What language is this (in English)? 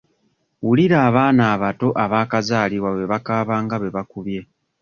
Ganda